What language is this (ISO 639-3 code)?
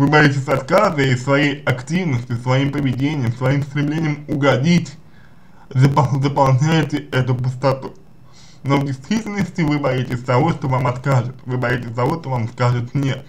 rus